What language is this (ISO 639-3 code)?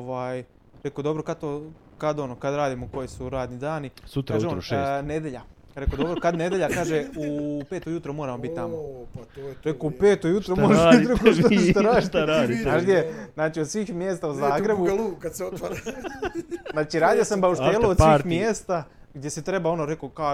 hrv